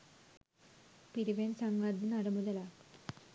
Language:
Sinhala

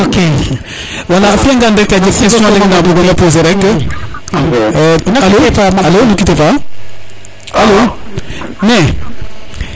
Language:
Serer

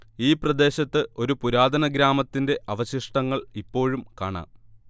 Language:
Malayalam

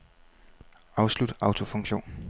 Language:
Danish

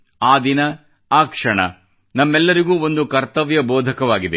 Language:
Kannada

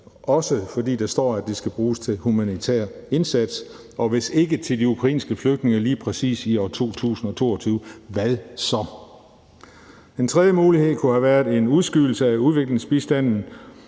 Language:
Danish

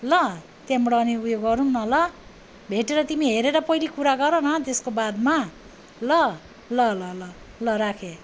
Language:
Nepali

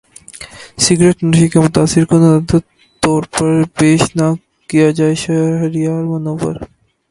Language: Urdu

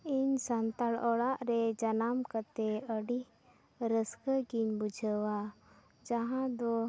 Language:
Santali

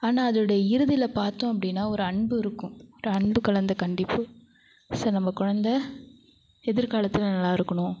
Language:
Tamil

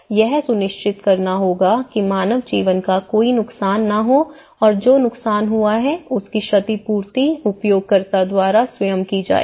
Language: Hindi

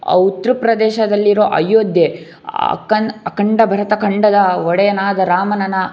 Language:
Kannada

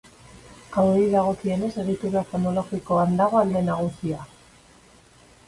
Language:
Basque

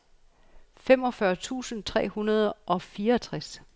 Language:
Danish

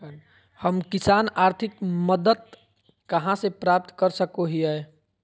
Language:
Magahi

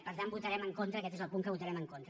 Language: Catalan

